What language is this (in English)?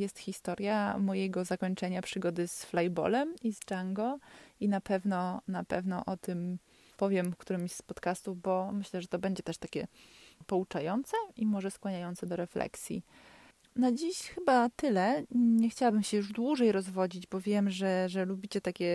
Polish